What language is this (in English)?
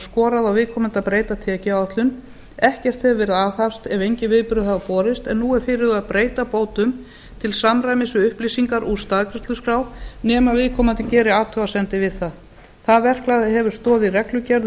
Icelandic